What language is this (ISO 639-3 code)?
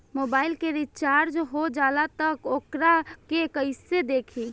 bho